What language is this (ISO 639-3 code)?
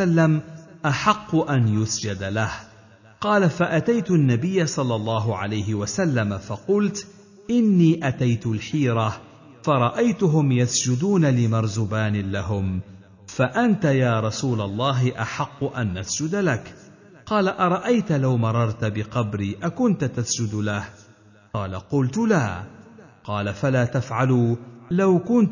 ara